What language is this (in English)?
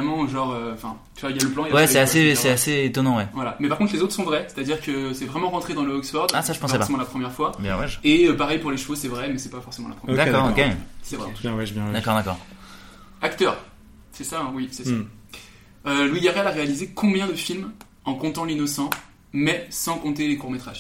French